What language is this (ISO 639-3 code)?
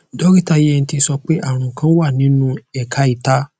yor